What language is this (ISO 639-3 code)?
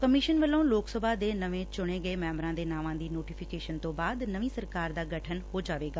pan